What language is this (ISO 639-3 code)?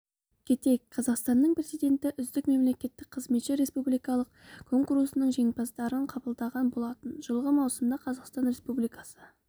kaz